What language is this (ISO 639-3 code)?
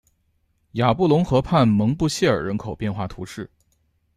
zho